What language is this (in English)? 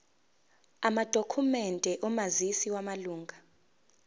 Zulu